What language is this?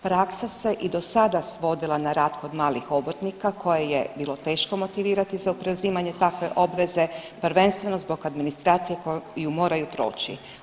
Croatian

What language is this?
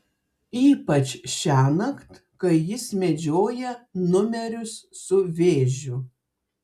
Lithuanian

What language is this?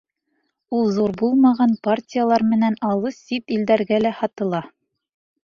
Bashkir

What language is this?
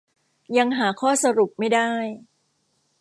Thai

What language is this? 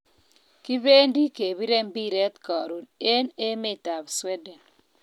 Kalenjin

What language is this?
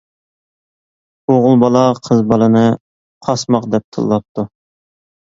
Uyghur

